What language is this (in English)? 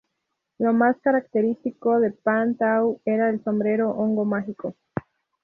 Spanish